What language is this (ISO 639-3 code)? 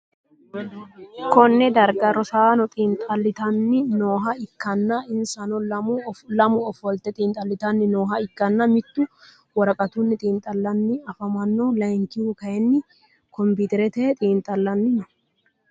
sid